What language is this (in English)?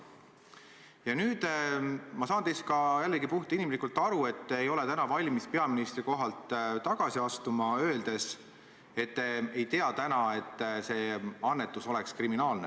Estonian